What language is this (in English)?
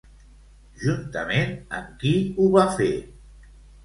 Catalan